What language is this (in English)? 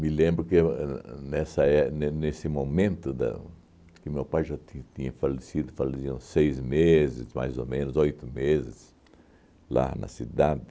Portuguese